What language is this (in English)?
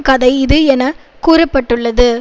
Tamil